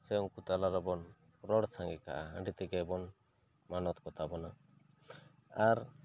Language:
Santali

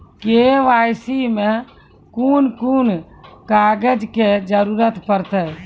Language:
Maithili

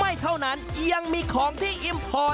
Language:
Thai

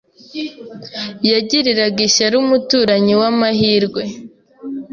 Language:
Kinyarwanda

